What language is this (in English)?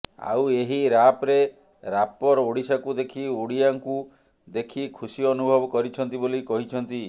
Odia